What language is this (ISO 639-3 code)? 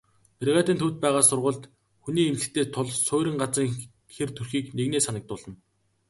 mon